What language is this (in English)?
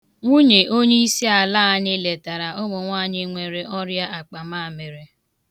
Igbo